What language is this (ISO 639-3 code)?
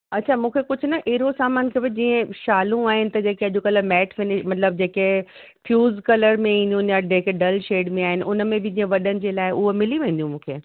snd